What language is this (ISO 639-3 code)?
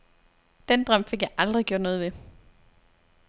dan